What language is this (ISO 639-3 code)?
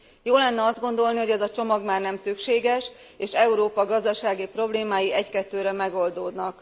hun